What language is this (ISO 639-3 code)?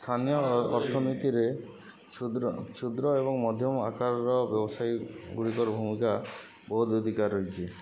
ori